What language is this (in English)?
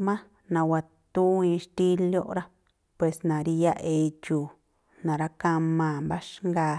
Tlacoapa Me'phaa